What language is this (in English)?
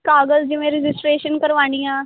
Punjabi